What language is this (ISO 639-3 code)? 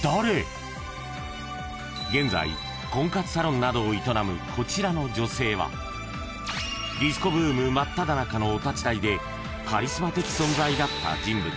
jpn